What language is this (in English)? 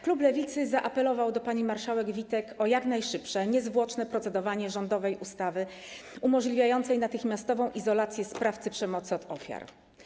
Polish